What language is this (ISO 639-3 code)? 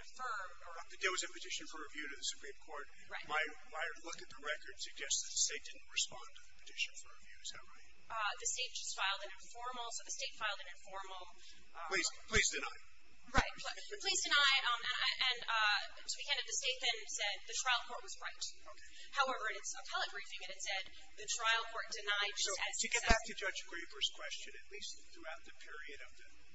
eng